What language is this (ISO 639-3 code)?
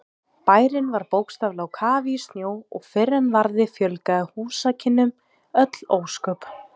isl